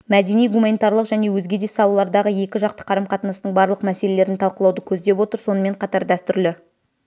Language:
Kazakh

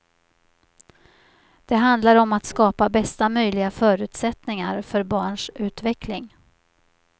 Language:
Swedish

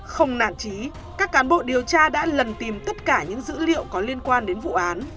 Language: Vietnamese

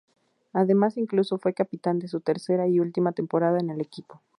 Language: Spanish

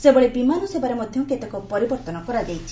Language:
Odia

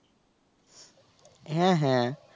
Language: Bangla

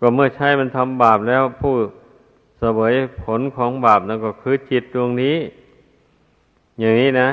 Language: Thai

